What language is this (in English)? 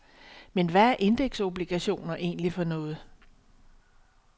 Danish